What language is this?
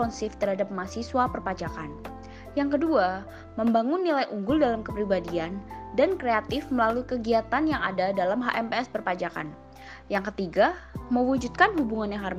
Indonesian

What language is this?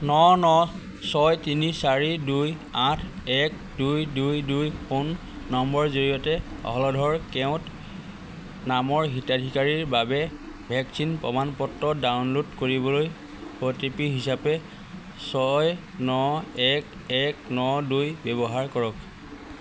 Assamese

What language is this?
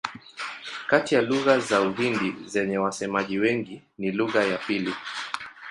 Swahili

